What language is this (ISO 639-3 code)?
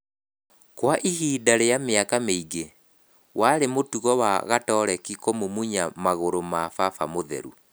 kik